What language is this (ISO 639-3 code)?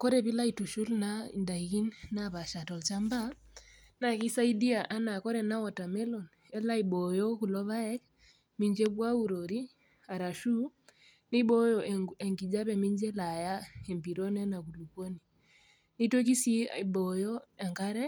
mas